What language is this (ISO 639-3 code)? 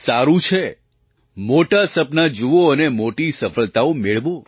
guj